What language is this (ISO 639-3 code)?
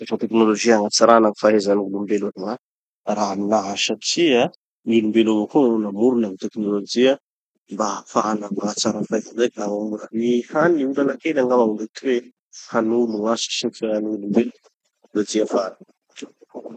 txy